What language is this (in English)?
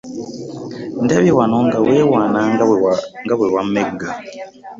Ganda